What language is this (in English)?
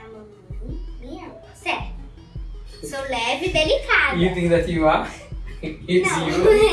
Portuguese